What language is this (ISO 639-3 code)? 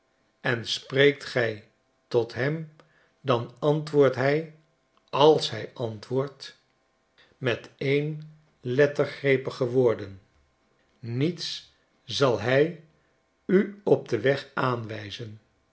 nld